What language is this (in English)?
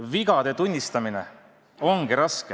Estonian